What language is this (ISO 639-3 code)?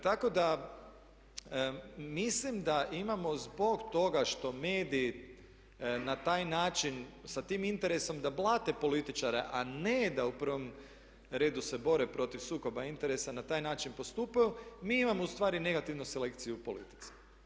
hrv